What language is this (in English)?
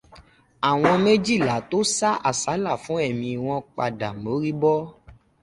Yoruba